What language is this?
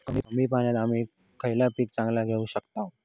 Marathi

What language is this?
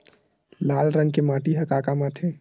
Chhattisgarhi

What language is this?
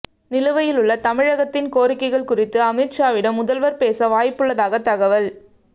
Tamil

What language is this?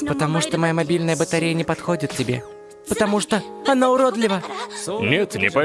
Russian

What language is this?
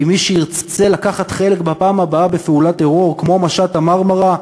Hebrew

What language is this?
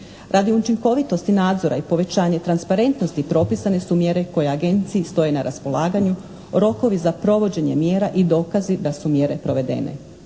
Croatian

